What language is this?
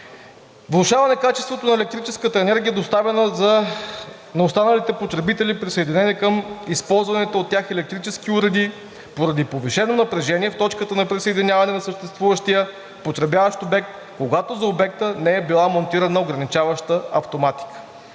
Bulgarian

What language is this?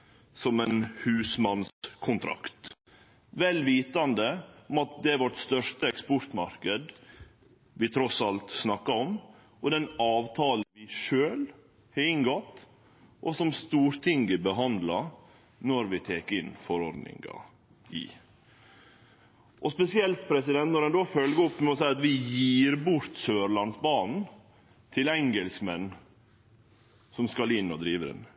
Norwegian Nynorsk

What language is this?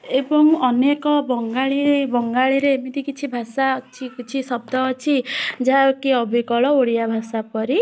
Odia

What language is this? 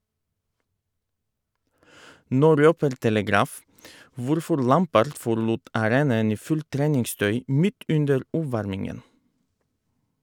Norwegian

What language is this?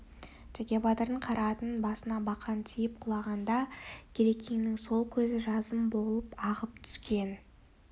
Kazakh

